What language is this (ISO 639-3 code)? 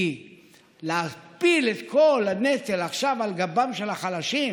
heb